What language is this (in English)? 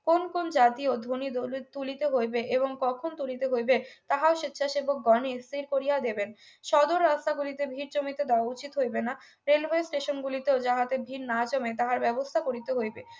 Bangla